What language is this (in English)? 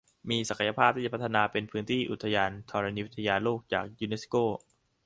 Thai